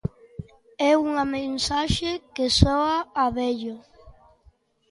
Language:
Galician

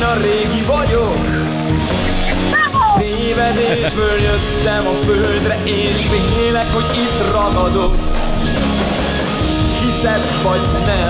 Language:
Hungarian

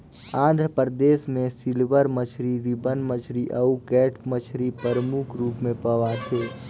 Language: Chhattisgarhi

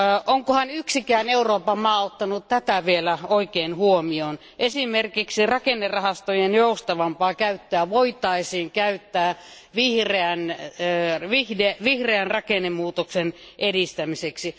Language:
Finnish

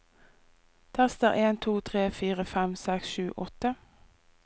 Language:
Norwegian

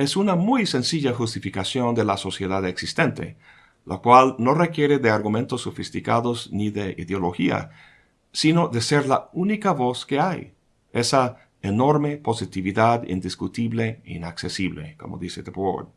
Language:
Spanish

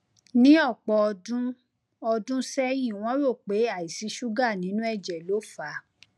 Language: Yoruba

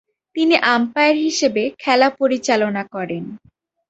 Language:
Bangla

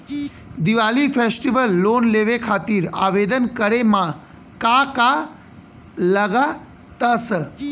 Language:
Bhojpuri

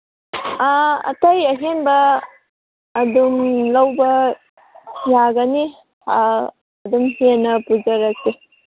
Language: Manipuri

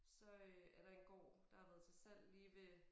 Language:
Danish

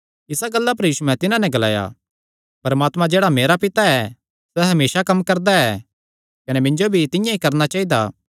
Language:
Kangri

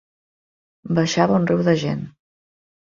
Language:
Catalan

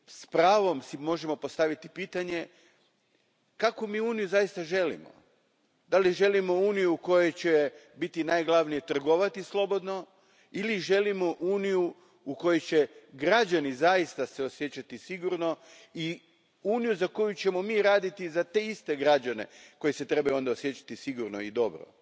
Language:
Croatian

